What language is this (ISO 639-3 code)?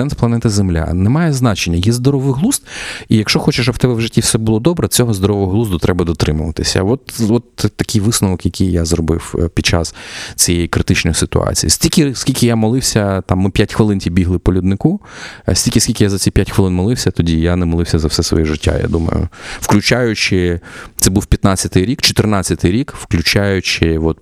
ukr